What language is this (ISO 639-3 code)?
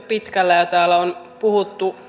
fin